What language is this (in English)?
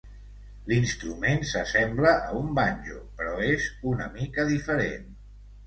Catalan